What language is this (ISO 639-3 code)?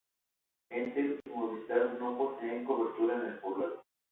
spa